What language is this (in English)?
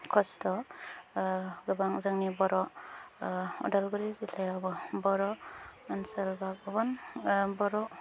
Bodo